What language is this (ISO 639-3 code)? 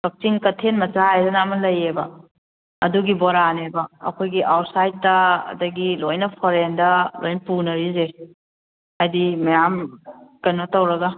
mni